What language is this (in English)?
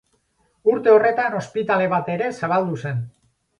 Basque